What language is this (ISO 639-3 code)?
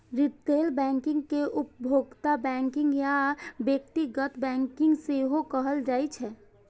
mai